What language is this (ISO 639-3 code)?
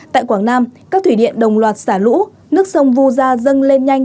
vie